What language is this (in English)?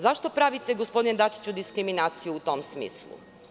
Serbian